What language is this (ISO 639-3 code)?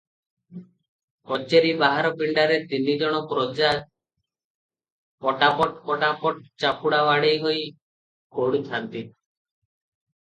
ori